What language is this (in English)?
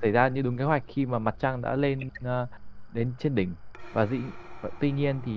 Vietnamese